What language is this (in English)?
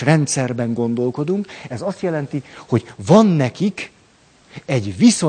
Hungarian